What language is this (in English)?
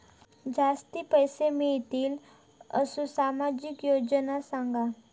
Marathi